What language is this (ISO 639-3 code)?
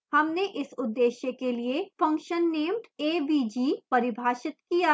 hin